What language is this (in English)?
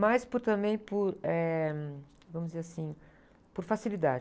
Portuguese